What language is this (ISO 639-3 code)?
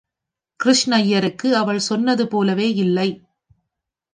tam